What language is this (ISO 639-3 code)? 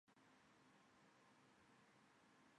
zho